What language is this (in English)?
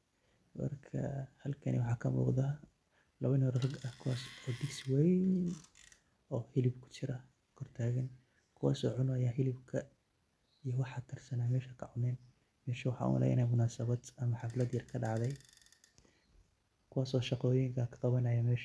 Somali